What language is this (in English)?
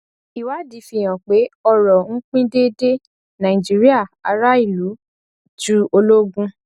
Yoruba